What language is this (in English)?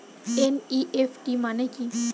Bangla